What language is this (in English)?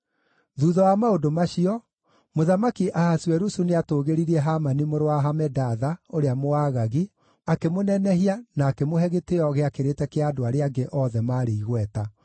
Kikuyu